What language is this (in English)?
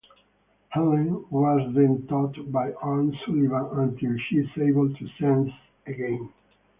English